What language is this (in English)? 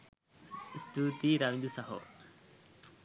Sinhala